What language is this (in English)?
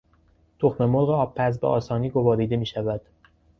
Persian